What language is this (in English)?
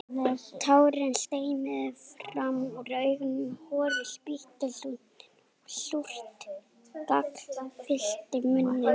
Icelandic